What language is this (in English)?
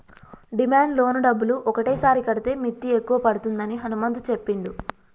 Telugu